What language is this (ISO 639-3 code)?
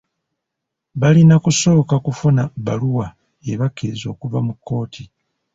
lug